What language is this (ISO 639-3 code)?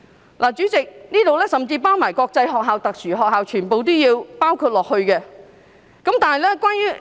yue